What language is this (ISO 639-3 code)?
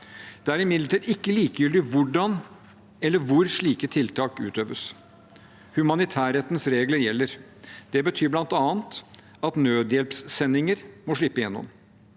nor